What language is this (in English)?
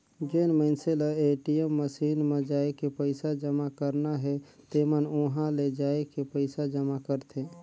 Chhattisgarhi